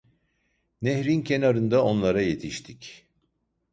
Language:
Turkish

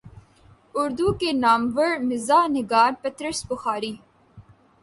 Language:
Urdu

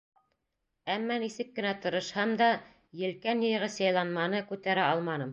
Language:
Bashkir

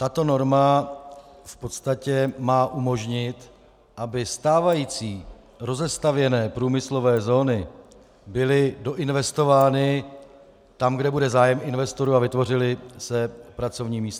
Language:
Czech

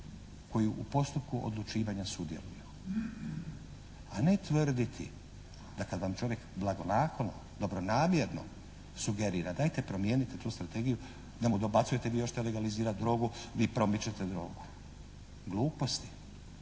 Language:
Croatian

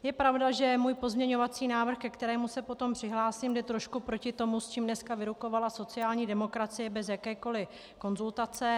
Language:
Czech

